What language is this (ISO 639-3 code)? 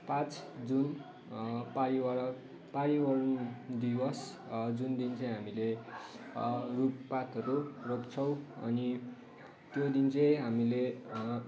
nep